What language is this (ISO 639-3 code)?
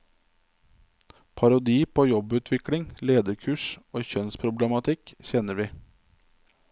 nor